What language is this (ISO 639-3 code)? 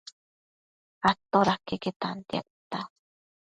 mcf